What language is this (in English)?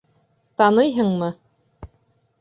Bashkir